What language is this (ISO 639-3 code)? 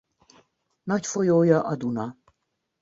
hun